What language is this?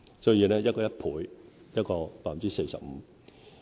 Cantonese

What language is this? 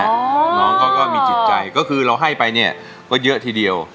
Thai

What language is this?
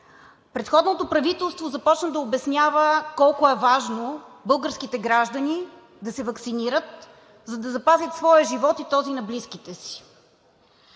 Bulgarian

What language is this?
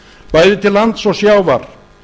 Icelandic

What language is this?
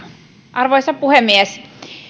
Finnish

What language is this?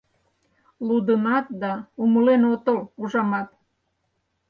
Mari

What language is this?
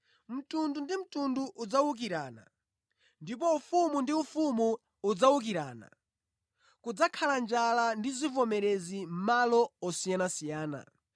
Nyanja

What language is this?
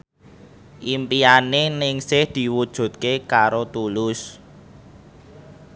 Javanese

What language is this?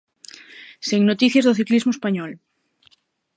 Galician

